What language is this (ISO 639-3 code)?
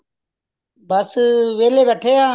pan